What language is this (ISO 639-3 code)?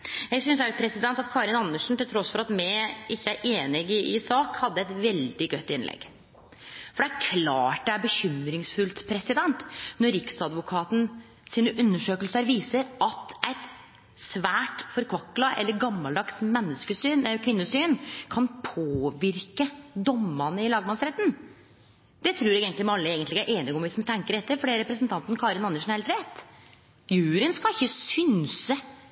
nno